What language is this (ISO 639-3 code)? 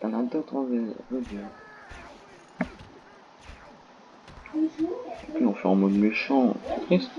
fra